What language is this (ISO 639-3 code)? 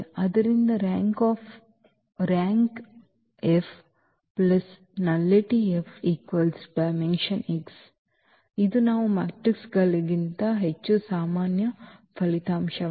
kan